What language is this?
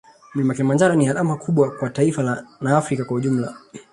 Swahili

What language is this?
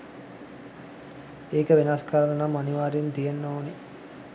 Sinhala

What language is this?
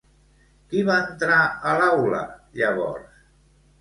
Catalan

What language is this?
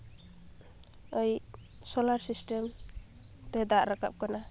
Santali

